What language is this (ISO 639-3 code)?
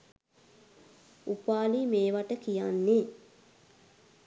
sin